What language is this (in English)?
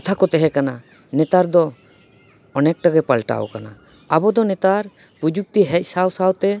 Santali